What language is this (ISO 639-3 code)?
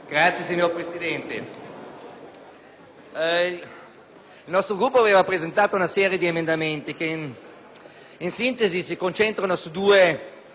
ita